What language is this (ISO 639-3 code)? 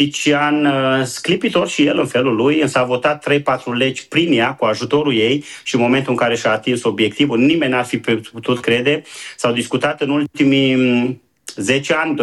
ron